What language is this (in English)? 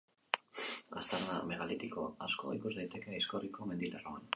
Basque